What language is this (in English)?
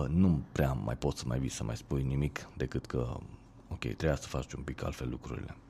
Romanian